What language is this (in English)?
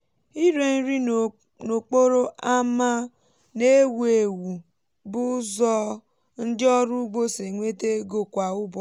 Igbo